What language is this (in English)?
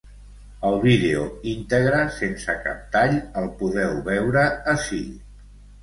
Catalan